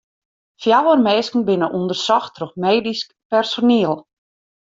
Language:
Western Frisian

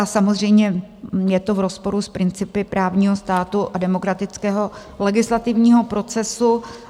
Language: Czech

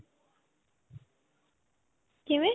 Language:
Punjabi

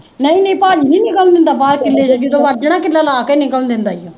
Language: Punjabi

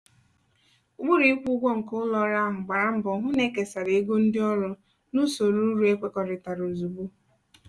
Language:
Igbo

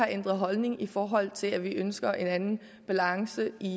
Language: Danish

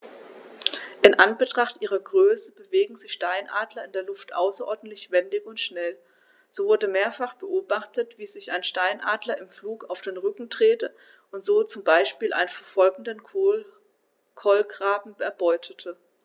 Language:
German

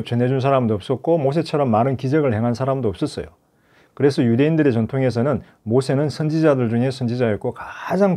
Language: Korean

